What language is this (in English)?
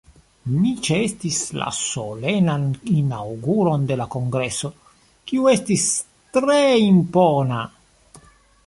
Esperanto